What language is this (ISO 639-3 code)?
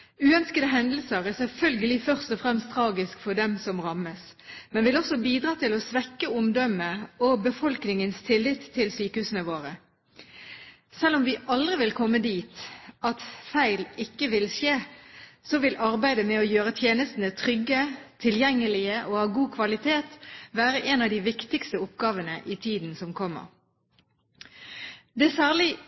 nob